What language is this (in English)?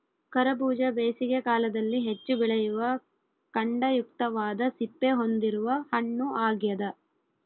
Kannada